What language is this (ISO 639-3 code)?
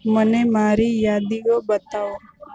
guj